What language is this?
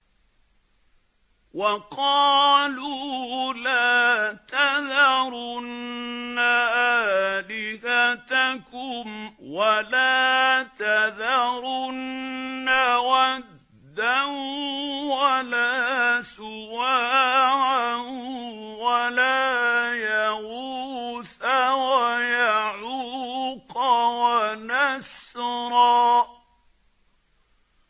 Arabic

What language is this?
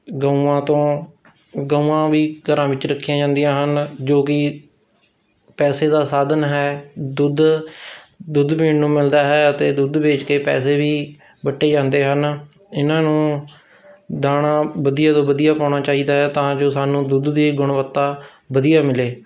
Punjabi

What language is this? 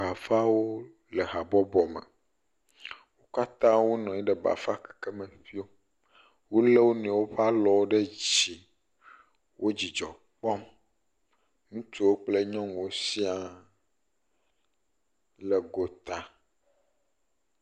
Ewe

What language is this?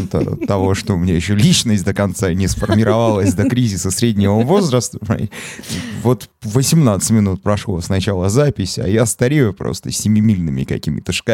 Russian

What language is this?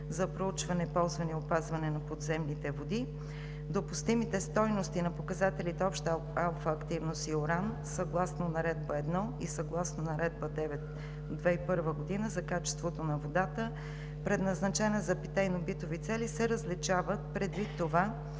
Bulgarian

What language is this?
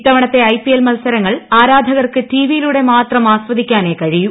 Malayalam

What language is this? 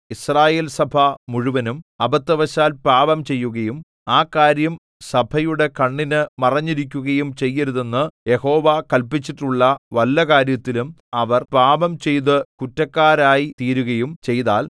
Malayalam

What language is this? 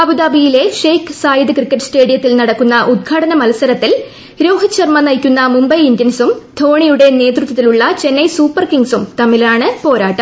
Malayalam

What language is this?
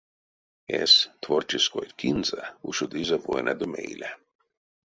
Erzya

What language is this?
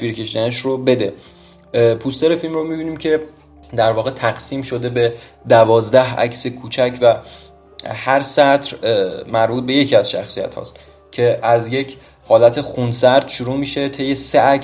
Persian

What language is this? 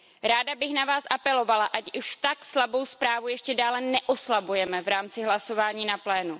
Czech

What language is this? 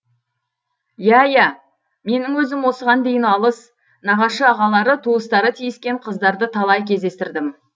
Kazakh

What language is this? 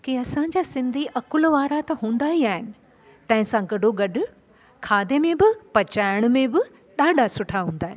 Sindhi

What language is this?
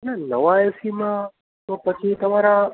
Gujarati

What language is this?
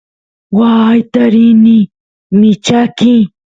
Santiago del Estero Quichua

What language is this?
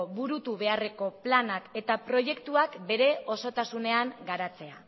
Basque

